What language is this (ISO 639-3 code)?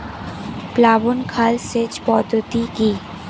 ben